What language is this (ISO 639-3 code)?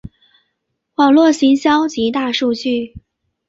zho